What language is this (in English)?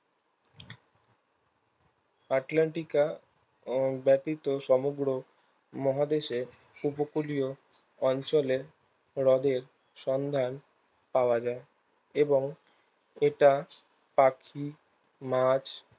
Bangla